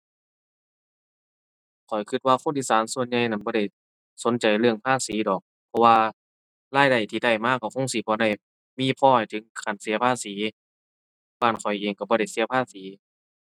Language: Thai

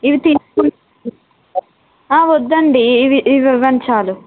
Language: Telugu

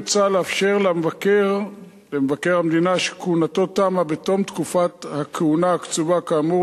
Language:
Hebrew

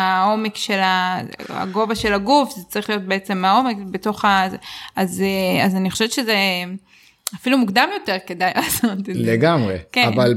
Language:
Hebrew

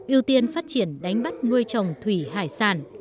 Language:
Vietnamese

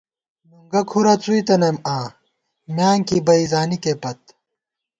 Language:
Gawar-Bati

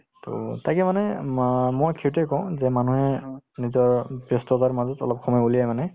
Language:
Assamese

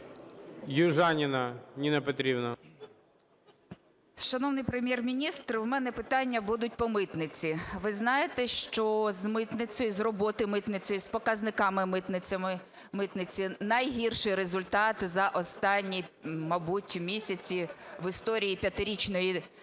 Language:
Ukrainian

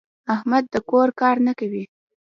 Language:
Pashto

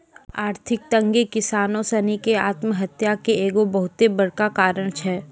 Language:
Maithili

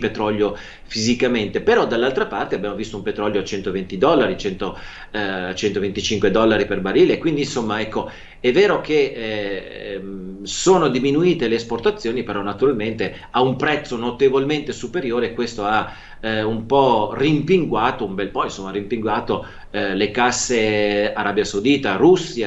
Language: Italian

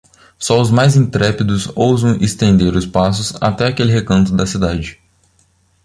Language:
Portuguese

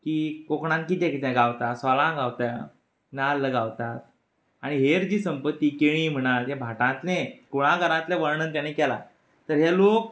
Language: Konkani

